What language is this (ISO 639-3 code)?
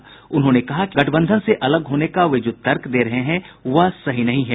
hin